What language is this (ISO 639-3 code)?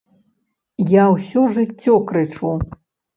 bel